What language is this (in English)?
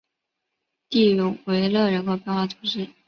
Chinese